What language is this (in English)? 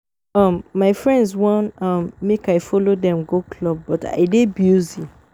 Nigerian Pidgin